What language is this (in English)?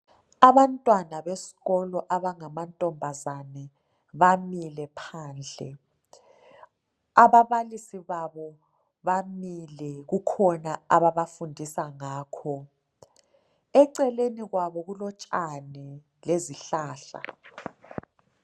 North Ndebele